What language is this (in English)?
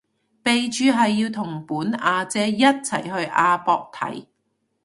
Cantonese